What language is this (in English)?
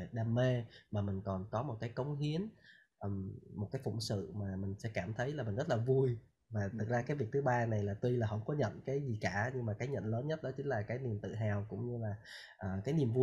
Vietnamese